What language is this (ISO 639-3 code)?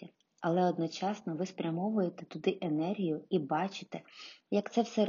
ukr